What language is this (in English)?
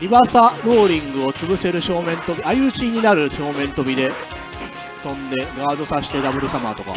Japanese